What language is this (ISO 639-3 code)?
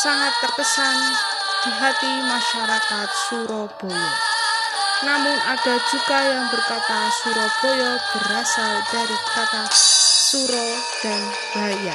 ind